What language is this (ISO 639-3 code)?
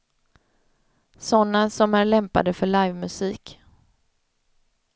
swe